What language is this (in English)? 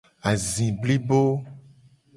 Gen